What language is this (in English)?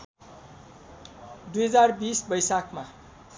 Nepali